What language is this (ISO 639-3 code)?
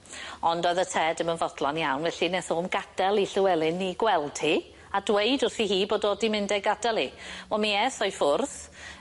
cym